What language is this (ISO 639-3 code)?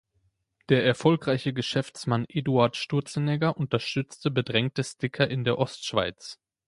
deu